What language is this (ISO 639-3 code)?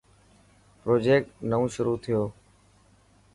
mki